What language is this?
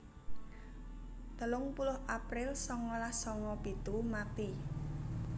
Javanese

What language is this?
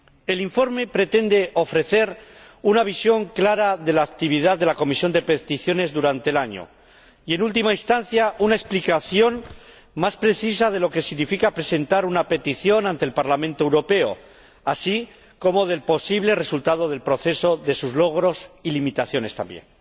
Spanish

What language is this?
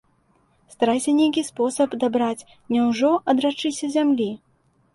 Belarusian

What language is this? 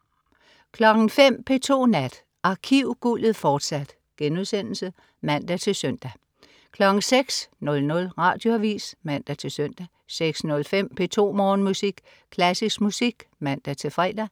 Danish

